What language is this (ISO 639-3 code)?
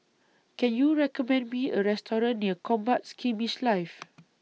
eng